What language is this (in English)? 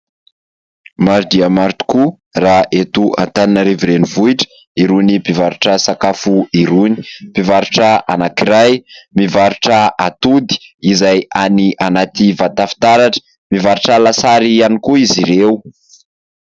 Malagasy